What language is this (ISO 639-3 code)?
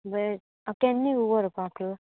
kok